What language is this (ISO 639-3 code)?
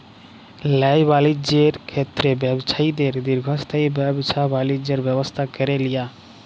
ben